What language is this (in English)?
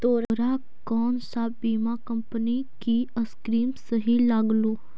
Magahi